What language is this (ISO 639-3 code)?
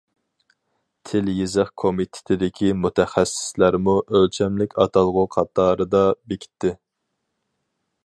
uig